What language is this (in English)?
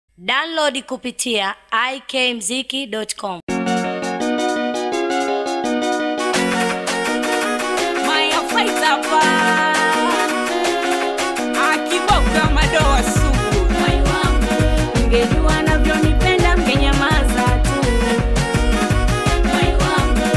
Indonesian